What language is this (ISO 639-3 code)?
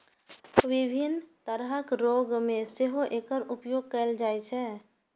mai